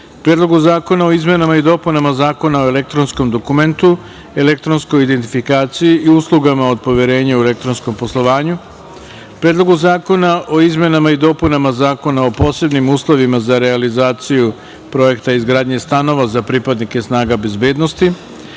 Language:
Serbian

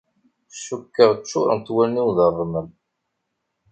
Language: Kabyle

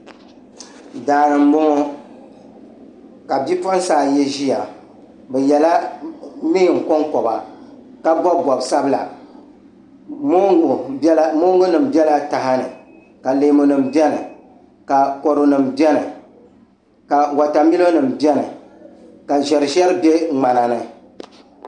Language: Dagbani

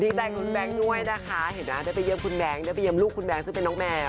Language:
Thai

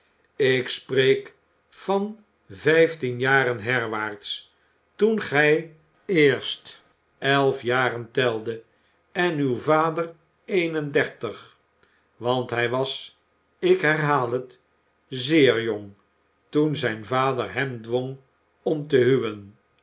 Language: Dutch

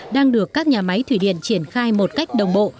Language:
Vietnamese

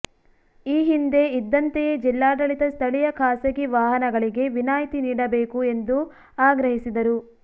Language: Kannada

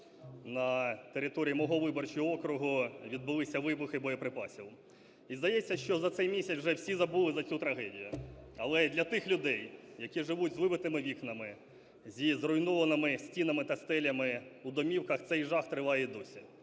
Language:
Ukrainian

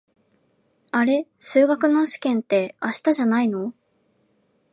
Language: Japanese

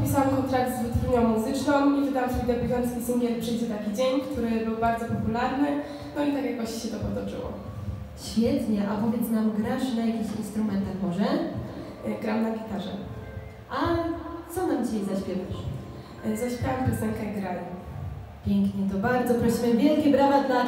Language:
Polish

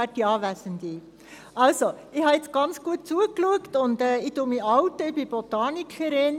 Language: Swiss German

